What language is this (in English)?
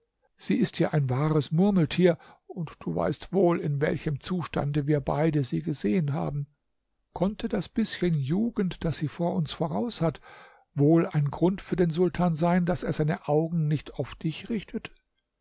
German